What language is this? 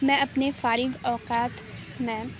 Urdu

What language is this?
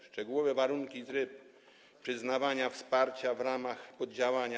Polish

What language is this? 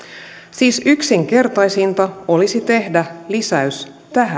Finnish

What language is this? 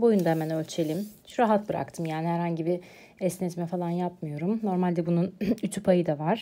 Turkish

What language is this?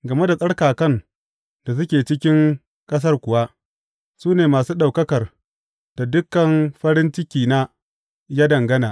Hausa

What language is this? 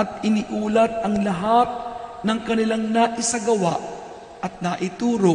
Filipino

